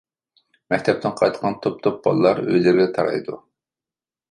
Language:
Uyghur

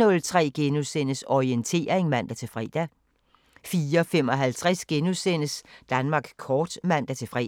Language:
Danish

